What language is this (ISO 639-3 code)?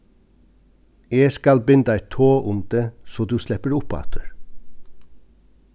fao